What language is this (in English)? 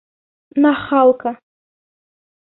Bashkir